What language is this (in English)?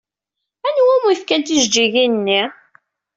Kabyle